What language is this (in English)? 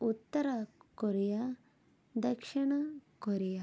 Telugu